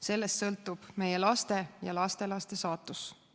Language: Estonian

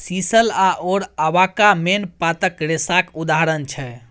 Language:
Maithili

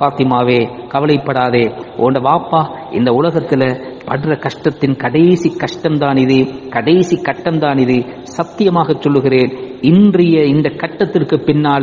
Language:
Arabic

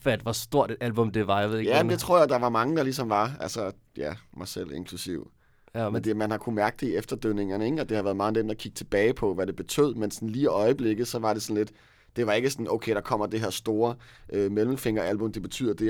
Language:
Danish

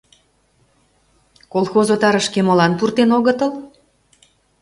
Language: Mari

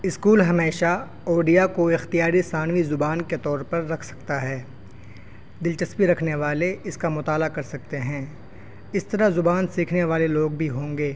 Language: Urdu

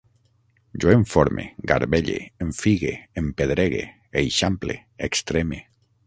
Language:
Catalan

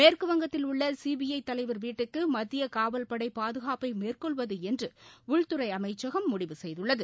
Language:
Tamil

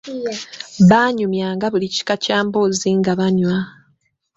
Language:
Ganda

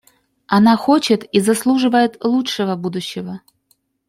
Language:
Russian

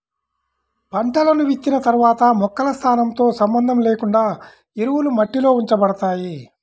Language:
Telugu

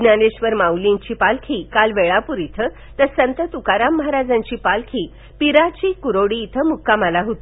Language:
Marathi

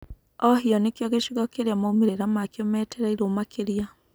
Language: Kikuyu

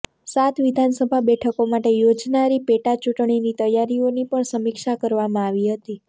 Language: Gujarati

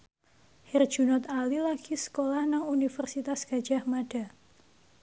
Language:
Javanese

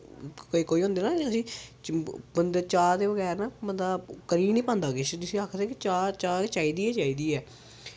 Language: Dogri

